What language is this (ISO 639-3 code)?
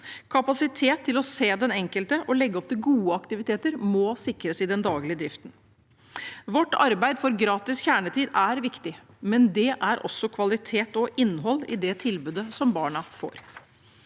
nor